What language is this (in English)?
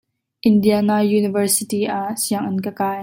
Hakha Chin